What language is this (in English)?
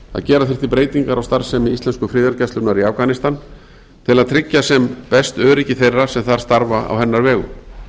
Icelandic